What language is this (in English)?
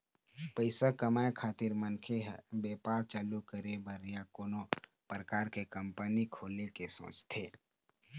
Chhattisgarhi